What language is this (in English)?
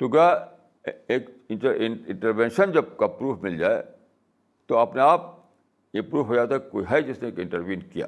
Urdu